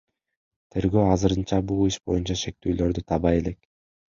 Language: Kyrgyz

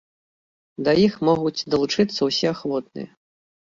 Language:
Belarusian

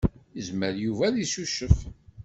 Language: Kabyle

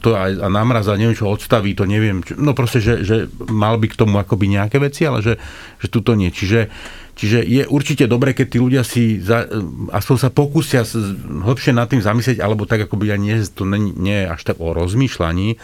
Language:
Slovak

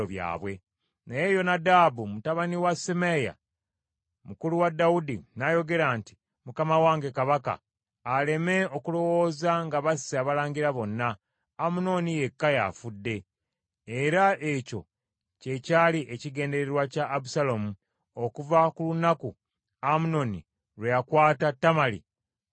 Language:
Ganda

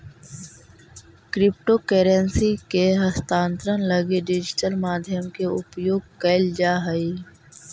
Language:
Magahi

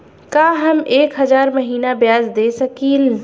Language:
Bhojpuri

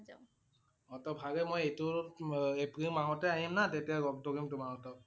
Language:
Assamese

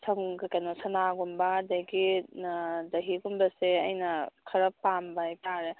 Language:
Manipuri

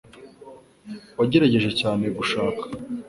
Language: Kinyarwanda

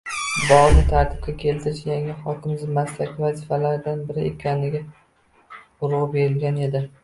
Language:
Uzbek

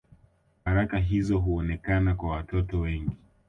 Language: Swahili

